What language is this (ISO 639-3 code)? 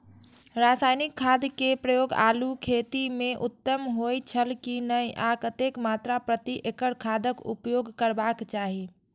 mai